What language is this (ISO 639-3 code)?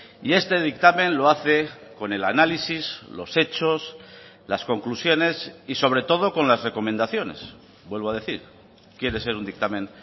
spa